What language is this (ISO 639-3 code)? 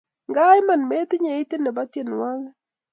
kln